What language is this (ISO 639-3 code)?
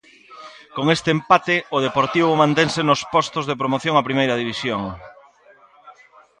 glg